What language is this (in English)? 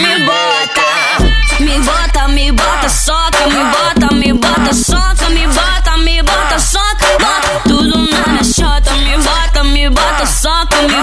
Portuguese